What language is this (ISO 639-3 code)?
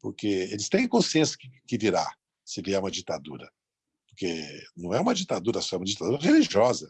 por